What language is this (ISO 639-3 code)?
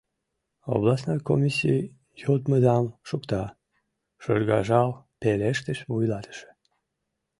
chm